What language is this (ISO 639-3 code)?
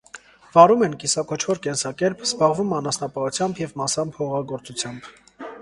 hye